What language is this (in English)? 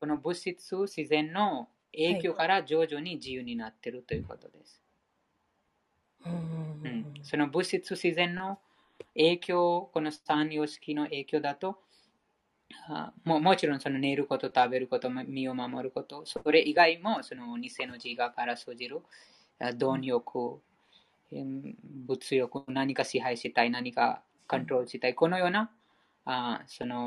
Japanese